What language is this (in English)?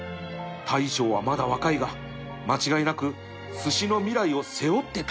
Japanese